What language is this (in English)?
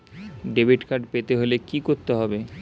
Bangla